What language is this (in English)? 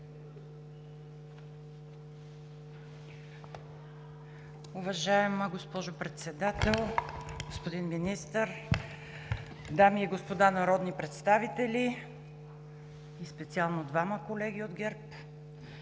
Bulgarian